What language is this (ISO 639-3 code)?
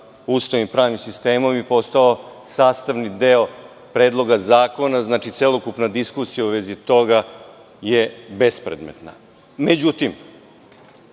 srp